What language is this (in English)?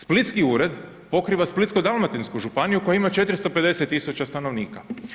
Croatian